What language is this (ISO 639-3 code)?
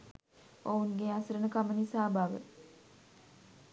sin